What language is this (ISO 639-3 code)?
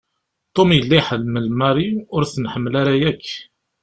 kab